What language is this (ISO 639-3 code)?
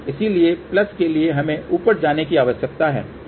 hin